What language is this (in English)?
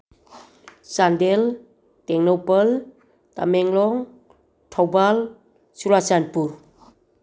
Manipuri